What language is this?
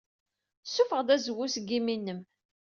Kabyle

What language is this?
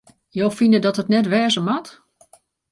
Western Frisian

